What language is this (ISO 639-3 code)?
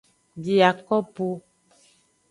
ajg